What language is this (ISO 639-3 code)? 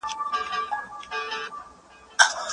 pus